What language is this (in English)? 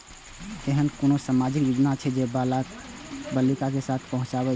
Maithili